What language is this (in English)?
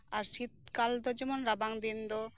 Santali